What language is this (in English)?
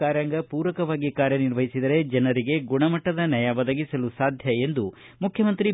Kannada